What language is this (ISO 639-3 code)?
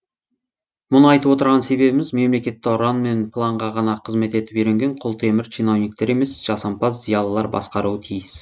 kaz